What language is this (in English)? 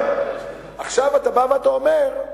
Hebrew